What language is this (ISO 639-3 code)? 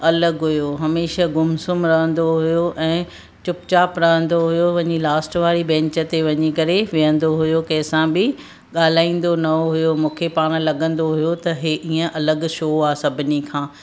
snd